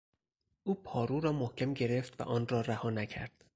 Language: Persian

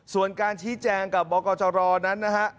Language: Thai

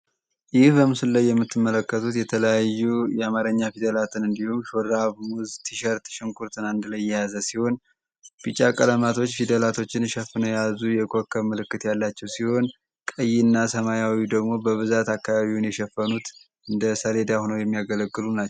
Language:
Amharic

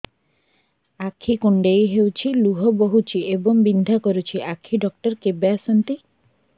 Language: Odia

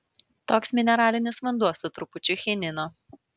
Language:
Lithuanian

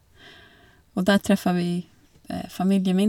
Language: Norwegian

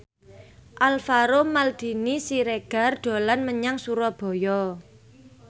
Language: Javanese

